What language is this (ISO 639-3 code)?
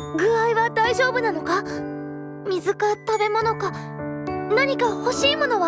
jpn